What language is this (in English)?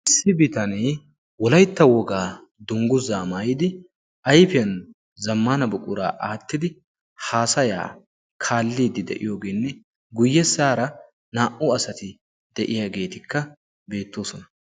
Wolaytta